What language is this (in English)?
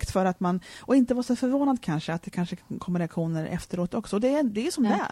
Swedish